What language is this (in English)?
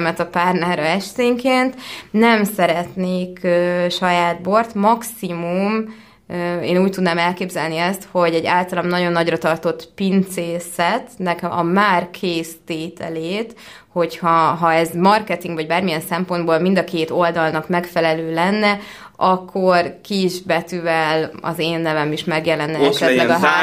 Hungarian